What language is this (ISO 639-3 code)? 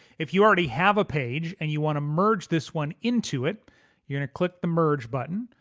eng